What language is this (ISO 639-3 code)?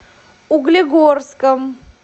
rus